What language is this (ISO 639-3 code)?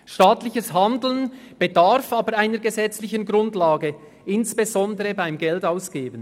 gsw